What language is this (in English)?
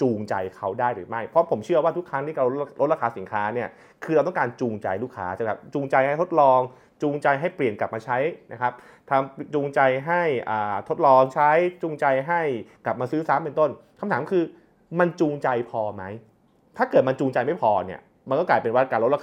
Thai